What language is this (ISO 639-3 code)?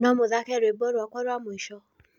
kik